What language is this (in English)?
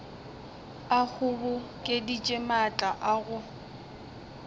Northern Sotho